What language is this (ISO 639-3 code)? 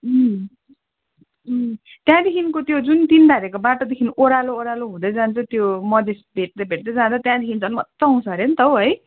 nep